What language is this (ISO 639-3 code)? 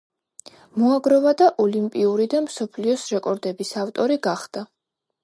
kat